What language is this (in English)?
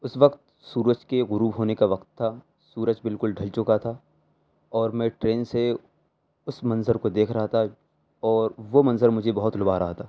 Urdu